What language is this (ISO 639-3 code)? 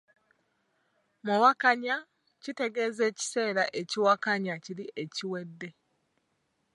lug